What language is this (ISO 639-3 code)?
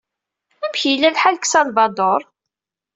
kab